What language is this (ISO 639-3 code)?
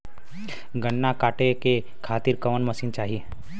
bho